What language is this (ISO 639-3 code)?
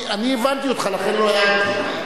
heb